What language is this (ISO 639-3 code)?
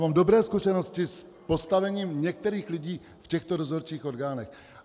ces